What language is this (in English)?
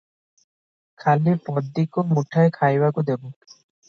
Odia